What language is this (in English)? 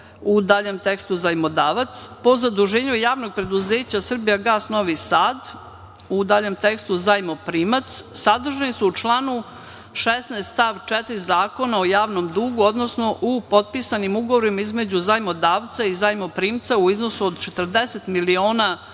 Serbian